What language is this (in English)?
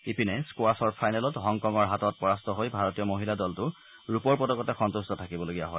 Assamese